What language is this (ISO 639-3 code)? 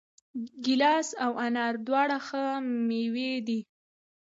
pus